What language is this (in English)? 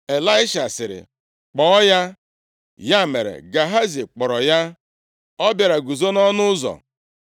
Igbo